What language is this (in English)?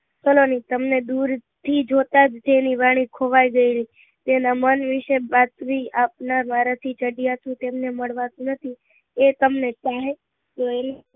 Gujarati